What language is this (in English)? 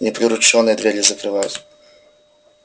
Russian